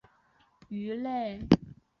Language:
Chinese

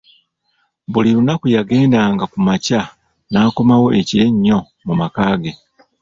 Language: Ganda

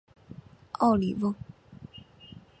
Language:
Chinese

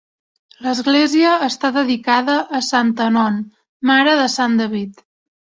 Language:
Catalan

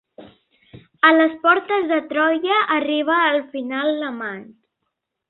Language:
Catalan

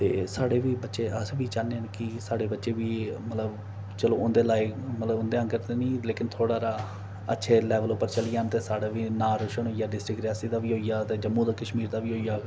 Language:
Dogri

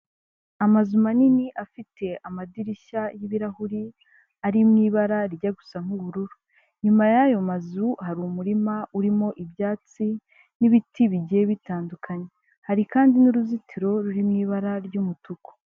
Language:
Kinyarwanda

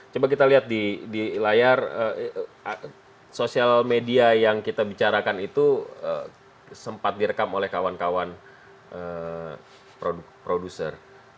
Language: Indonesian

